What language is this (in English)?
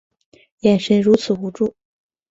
Chinese